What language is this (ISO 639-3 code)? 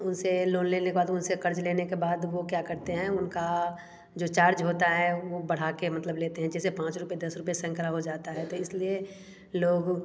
hin